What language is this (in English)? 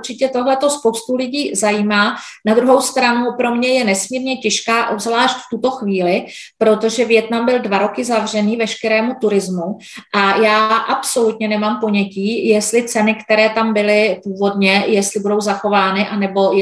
Czech